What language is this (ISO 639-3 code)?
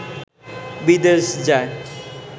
ben